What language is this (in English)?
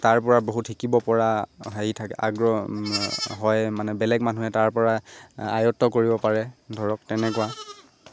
Assamese